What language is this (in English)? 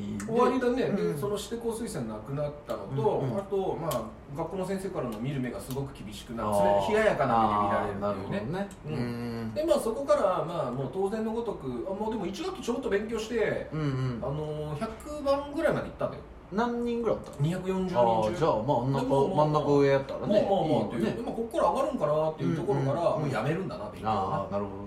Japanese